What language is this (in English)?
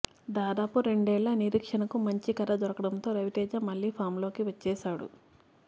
Telugu